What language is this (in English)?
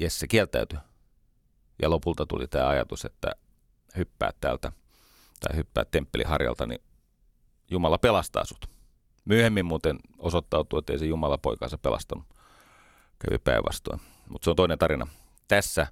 Finnish